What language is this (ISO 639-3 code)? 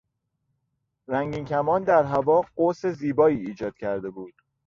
fas